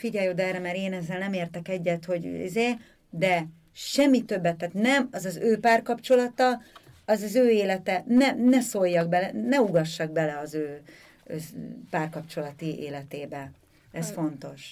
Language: Hungarian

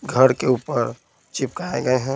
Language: Hindi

